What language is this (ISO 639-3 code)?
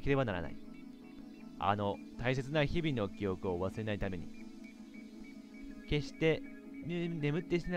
jpn